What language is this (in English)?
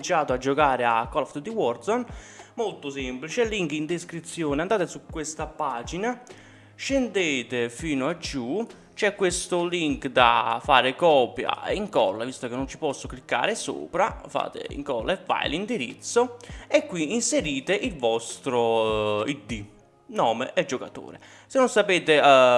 Italian